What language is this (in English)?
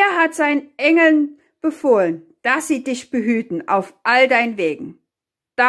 German